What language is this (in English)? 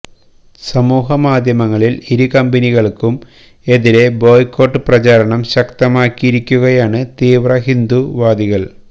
Malayalam